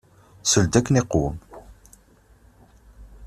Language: Kabyle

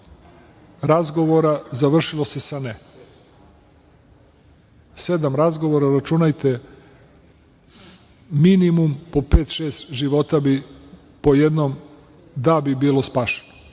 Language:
Serbian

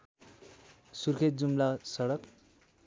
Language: Nepali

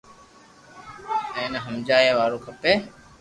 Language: Loarki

